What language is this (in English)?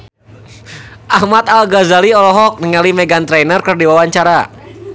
Sundanese